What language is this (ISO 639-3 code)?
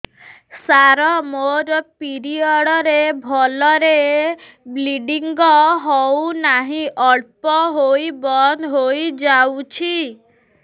ori